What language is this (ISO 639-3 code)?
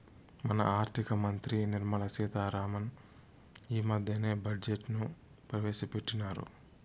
tel